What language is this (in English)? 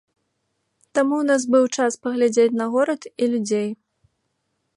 Belarusian